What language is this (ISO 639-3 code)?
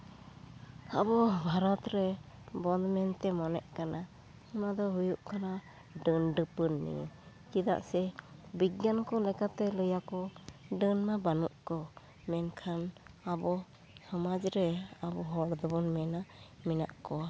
sat